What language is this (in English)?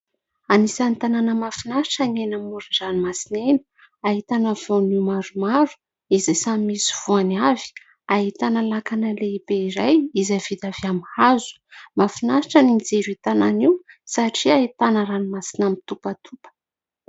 Malagasy